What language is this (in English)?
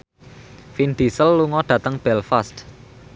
Javanese